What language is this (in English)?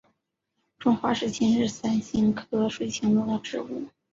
Chinese